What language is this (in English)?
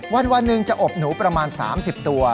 Thai